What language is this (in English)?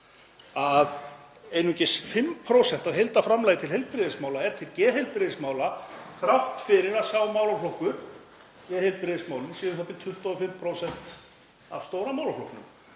Icelandic